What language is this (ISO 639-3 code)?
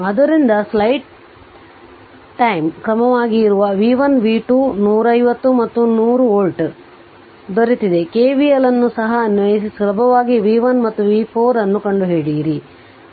kan